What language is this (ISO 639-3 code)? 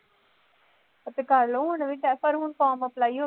pan